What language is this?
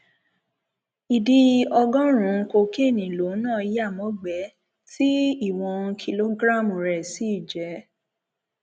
Yoruba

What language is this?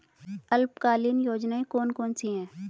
Hindi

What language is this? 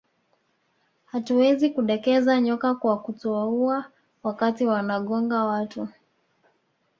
Swahili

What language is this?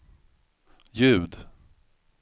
Swedish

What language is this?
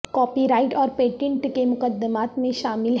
Urdu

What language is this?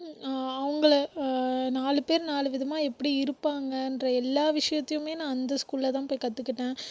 Tamil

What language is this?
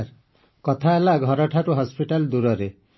Odia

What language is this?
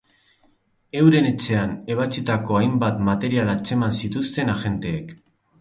Basque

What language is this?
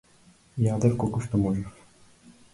Macedonian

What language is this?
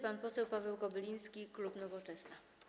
Polish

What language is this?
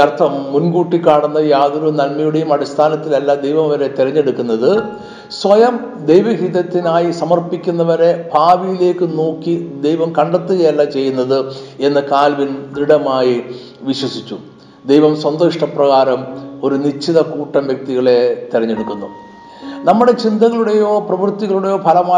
Malayalam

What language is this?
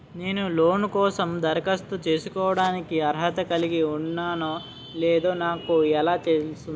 Telugu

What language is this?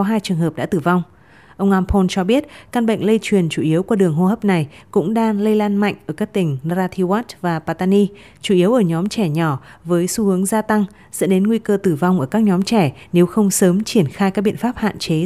Vietnamese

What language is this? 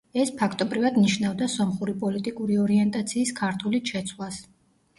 Georgian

